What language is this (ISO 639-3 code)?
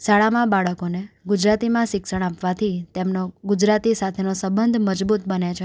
guj